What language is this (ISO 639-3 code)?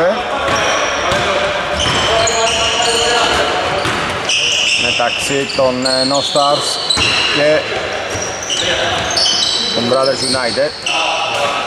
ell